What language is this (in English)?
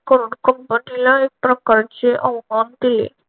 Marathi